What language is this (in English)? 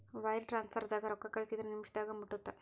Kannada